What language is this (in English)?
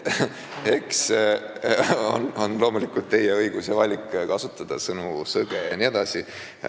Estonian